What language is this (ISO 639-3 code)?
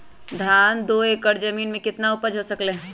mag